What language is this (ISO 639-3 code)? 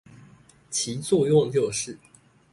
zho